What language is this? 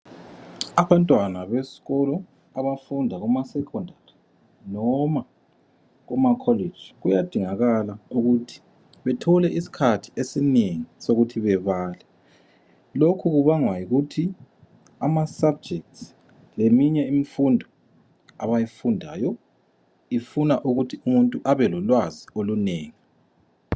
North Ndebele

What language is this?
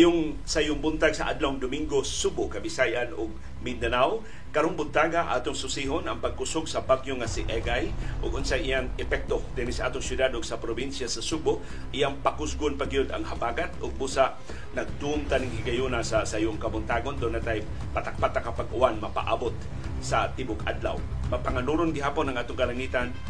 Filipino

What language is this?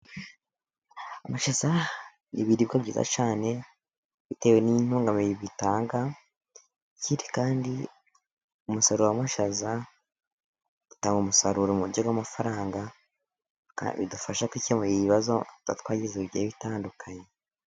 Kinyarwanda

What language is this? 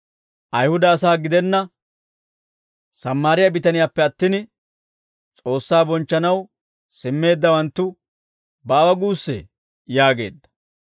Dawro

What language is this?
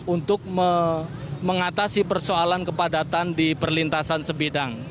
Indonesian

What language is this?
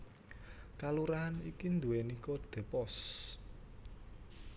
Javanese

